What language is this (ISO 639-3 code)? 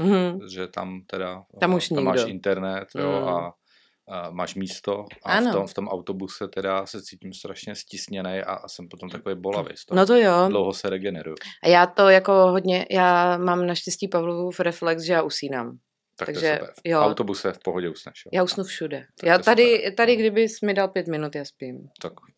ces